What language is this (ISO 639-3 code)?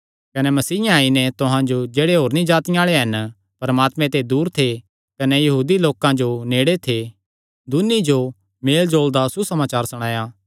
xnr